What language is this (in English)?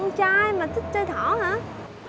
Vietnamese